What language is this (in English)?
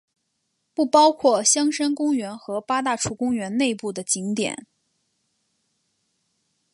Chinese